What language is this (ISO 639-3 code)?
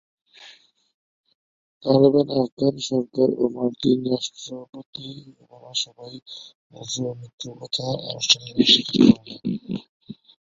ben